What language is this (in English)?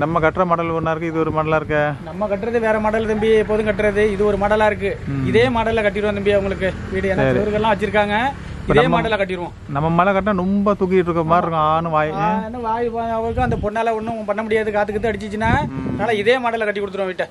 Korean